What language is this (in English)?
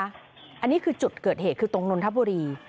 Thai